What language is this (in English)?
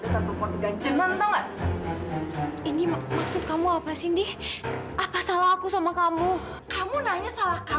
Indonesian